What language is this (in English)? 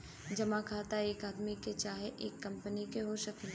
Bhojpuri